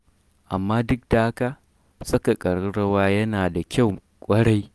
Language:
Hausa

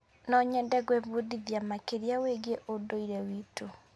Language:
Kikuyu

